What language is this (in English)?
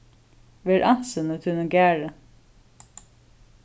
Faroese